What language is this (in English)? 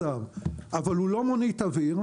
Hebrew